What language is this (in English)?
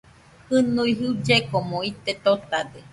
Nüpode Huitoto